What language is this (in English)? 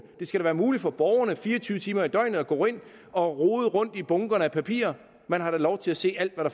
Danish